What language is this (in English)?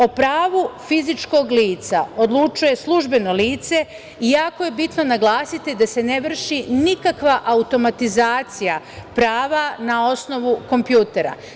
Serbian